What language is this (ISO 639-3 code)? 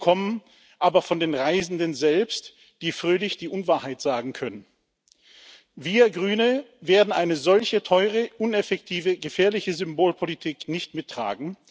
deu